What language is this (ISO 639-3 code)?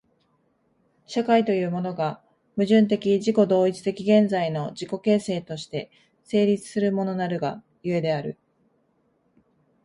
jpn